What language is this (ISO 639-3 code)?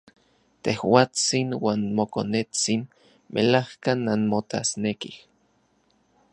ncx